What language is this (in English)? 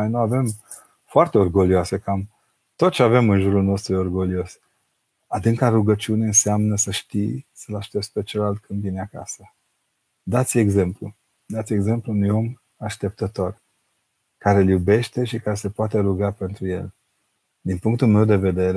Romanian